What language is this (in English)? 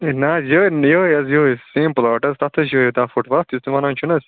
Kashmiri